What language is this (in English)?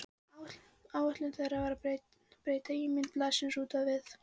Icelandic